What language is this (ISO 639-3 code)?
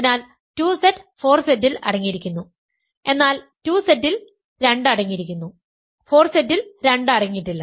mal